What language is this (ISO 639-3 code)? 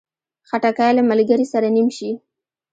pus